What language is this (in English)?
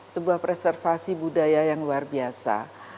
Indonesian